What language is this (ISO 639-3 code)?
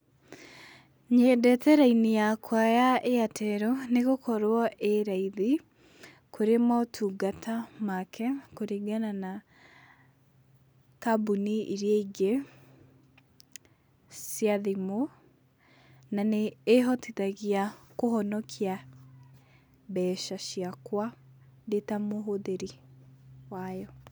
kik